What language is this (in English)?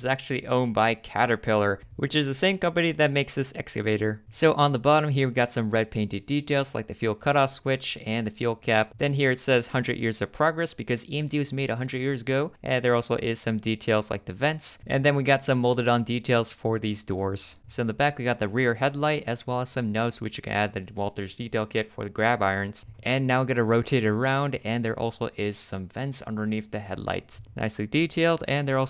English